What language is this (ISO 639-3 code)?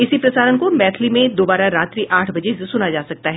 hin